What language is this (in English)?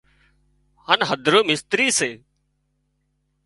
Wadiyara Koli